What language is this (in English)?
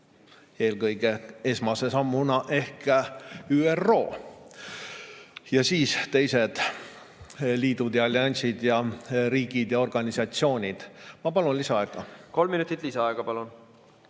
Estonian